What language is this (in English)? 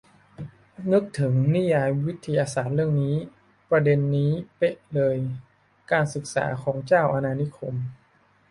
Thai